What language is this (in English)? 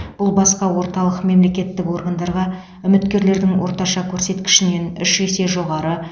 Kazakh